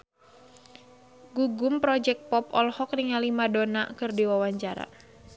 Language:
Sundanese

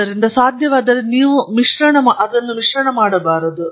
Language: Kannada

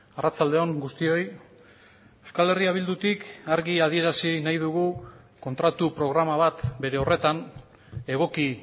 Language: Basque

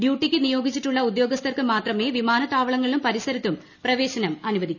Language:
Malayalam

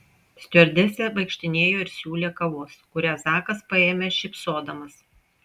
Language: Lithuanian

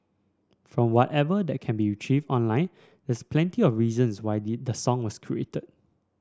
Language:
English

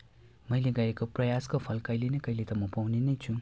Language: Nepali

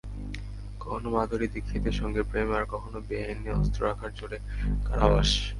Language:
Bangla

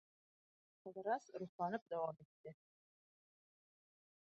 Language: Bashkir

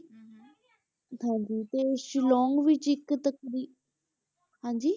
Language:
Punjabi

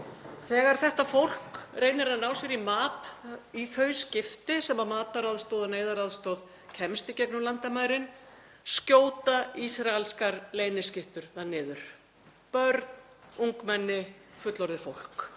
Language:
Icelandic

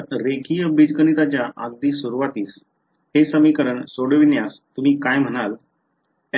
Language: Marathi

